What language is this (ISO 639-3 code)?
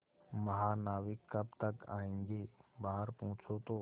hin